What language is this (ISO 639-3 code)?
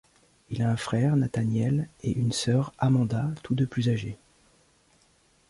fra